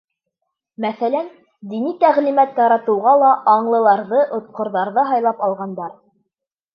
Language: Bashkir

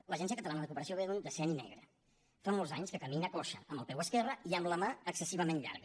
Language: Catalan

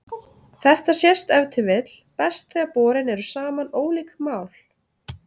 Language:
Icelandic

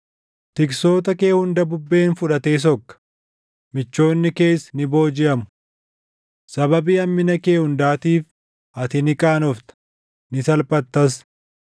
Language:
Oromo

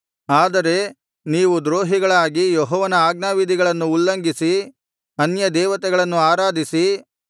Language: Kannada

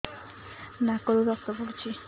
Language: Odia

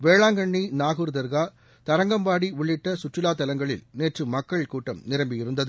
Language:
Tamil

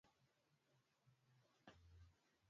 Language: Swahili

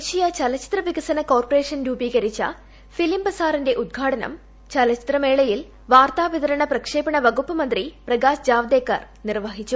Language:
Malayalam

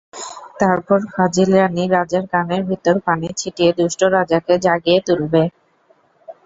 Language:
Bangla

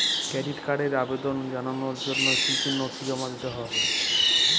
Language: Bangla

